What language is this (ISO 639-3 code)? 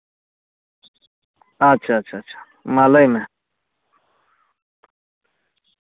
sat